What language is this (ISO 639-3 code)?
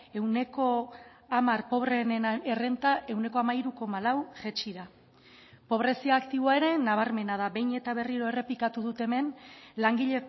eus